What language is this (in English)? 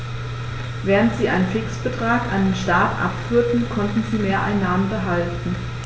German